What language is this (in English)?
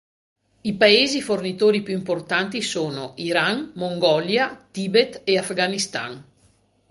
Italian